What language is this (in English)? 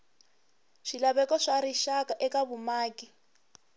Tsonga